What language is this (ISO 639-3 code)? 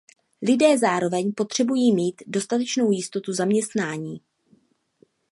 ces